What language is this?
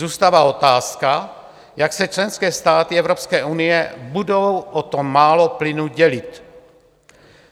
Czech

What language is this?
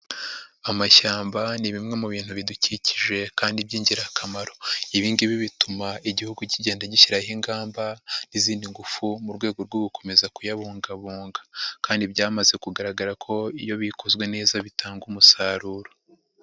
Kinyarwanda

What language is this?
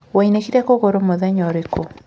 Kikuyu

